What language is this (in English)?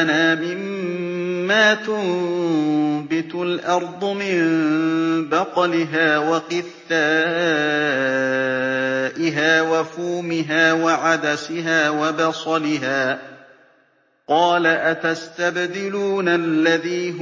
Arabic